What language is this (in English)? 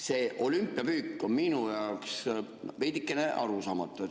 Estonian